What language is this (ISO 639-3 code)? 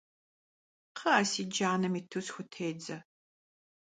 kbd